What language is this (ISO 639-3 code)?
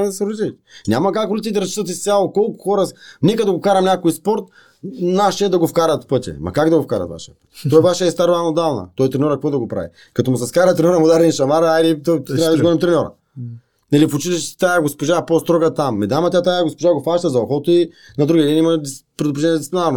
bul